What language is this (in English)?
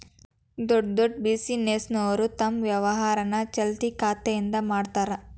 Kannada